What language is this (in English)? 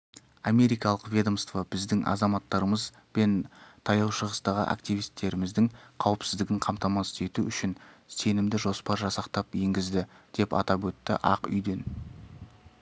Kazakh